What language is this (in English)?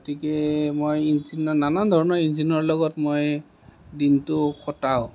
Assamese